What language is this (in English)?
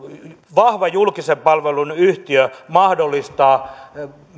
Finnish